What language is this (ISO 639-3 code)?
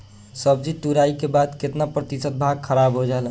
bho